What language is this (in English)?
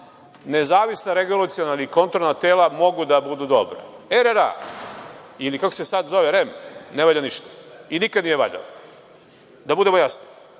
Serbian